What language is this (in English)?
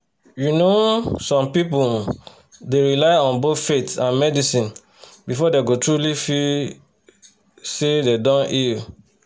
Nigerian Pidgin